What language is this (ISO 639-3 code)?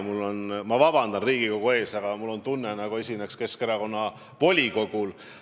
est